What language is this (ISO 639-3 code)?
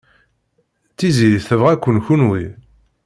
kab